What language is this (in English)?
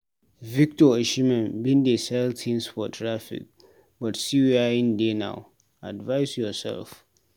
Nigerian Pidgin